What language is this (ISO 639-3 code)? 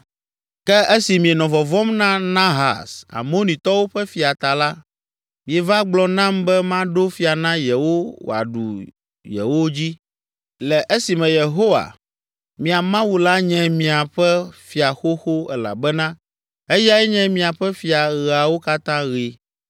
ewe